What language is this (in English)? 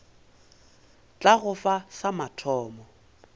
Northern Sotho